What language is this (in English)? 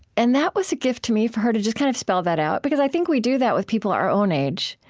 English